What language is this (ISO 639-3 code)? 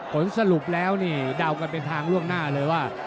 tha